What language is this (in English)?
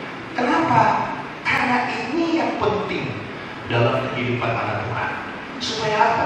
Indonesian